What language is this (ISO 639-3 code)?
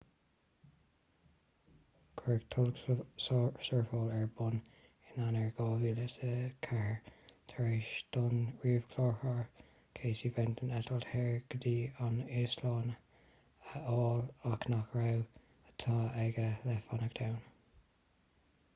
gle